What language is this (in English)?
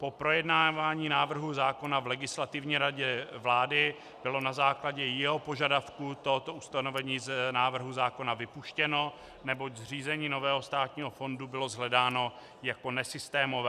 Czech